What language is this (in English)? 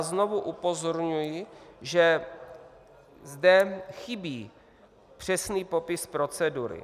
Czech